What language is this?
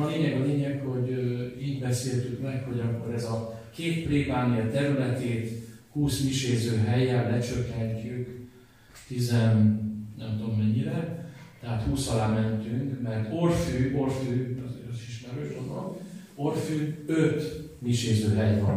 Hungarian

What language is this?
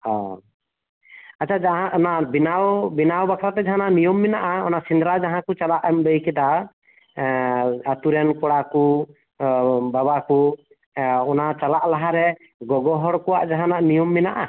Santali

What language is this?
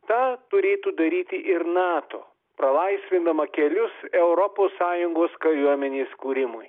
Lithuanian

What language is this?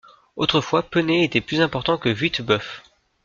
French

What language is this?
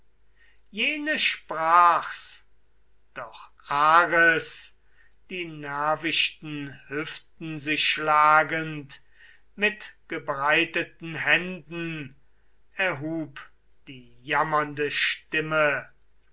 German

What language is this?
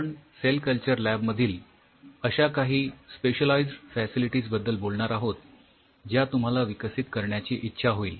Marathi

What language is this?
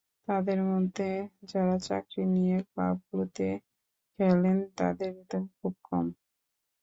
Bangla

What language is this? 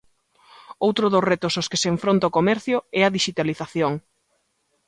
Galician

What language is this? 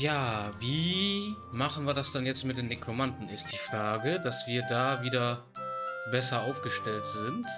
German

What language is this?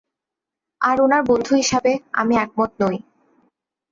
Bangla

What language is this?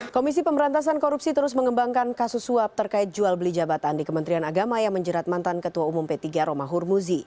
Indonesian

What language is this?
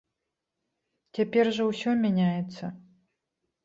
Belarusian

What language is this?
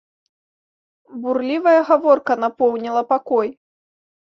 Belarusian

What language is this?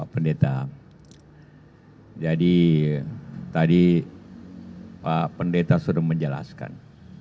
Indonesian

